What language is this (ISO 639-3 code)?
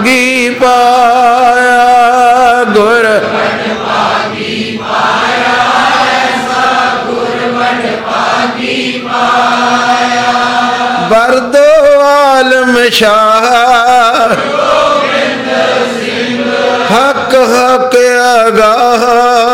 pan